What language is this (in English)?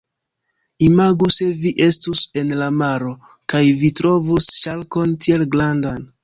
Esperanto